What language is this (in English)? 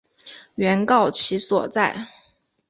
Chinese